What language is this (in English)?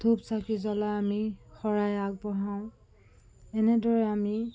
Assamese